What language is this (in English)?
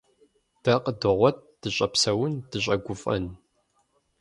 Kabardian